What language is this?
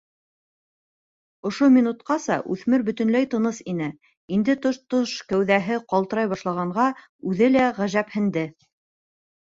Bashkir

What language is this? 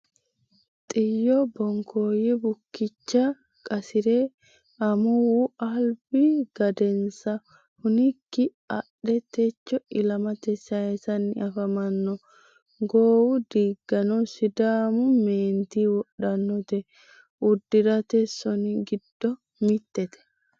Sidamo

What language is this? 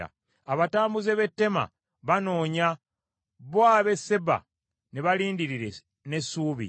Ganda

